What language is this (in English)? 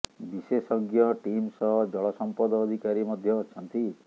Odia